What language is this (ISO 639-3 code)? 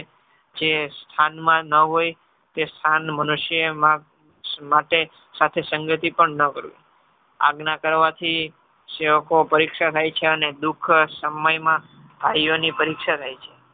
guj